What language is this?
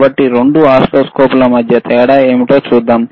Telugu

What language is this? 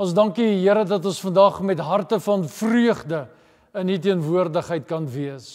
Dutch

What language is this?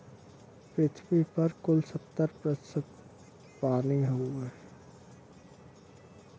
Bhojpuri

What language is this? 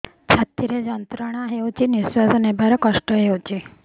Odia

